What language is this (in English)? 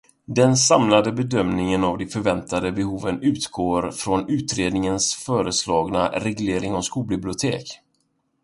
Swedish